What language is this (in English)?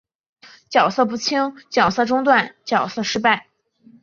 Chinese